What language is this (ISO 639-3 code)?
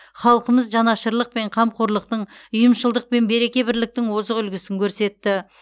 kaz